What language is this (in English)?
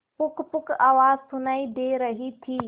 Hindi